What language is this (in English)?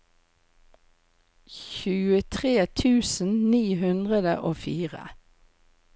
Norwegian